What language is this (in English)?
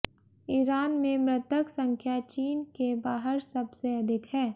Hindi